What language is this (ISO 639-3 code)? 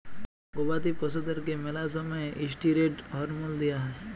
ben